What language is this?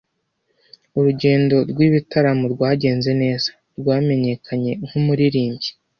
Kinyarwanda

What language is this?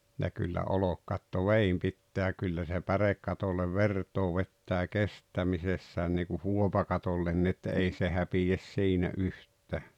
Finnish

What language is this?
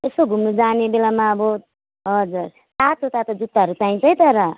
Nepali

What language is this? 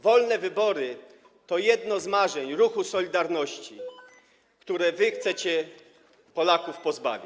Polish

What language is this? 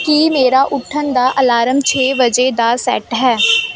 Punjabi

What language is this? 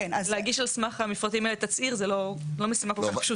Hebrew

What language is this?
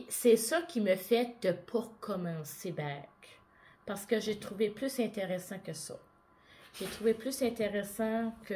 French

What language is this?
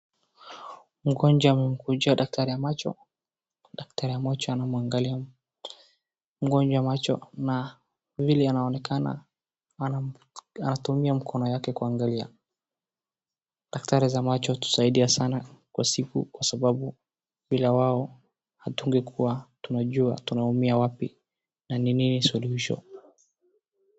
Swahili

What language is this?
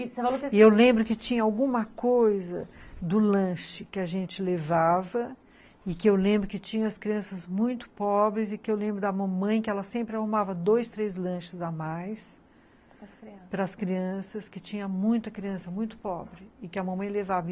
Portuguese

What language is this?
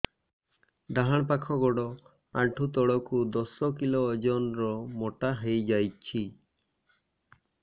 Odia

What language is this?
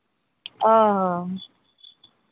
Santali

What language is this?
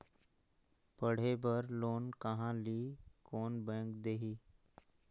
Chhattisgarhi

